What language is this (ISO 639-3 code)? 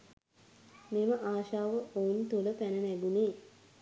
sin